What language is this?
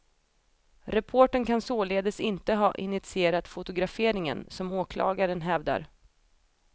Swedish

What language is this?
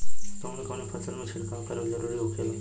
Bhojpuri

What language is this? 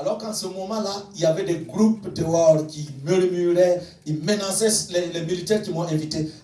French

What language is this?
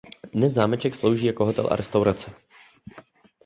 Czech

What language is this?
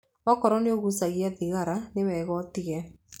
Kikuyu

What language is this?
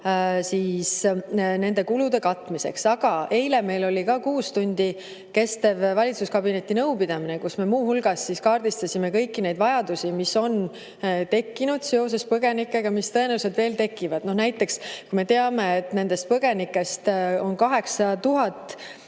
Estonian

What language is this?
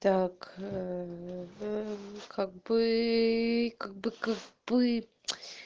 Russian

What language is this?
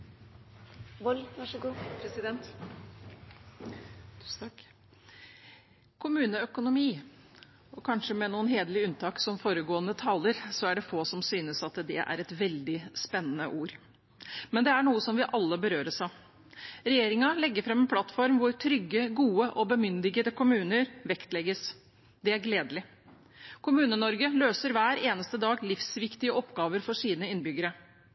Norwegian Bokmål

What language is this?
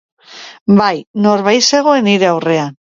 Basque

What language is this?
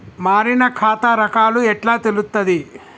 Telugu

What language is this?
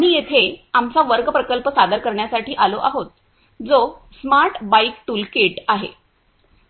Marathi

